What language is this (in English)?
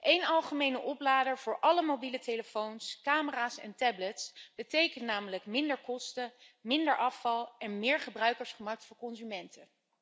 Dutch